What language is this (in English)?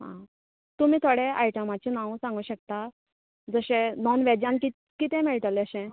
Konkani